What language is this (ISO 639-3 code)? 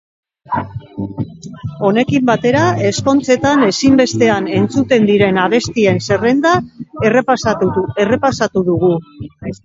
eus